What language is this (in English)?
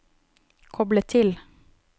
Norwegian